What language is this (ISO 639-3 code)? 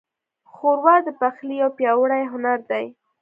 pus